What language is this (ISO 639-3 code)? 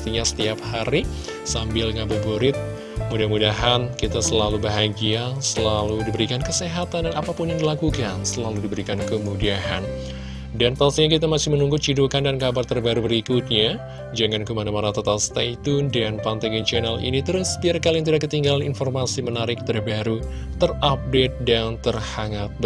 ind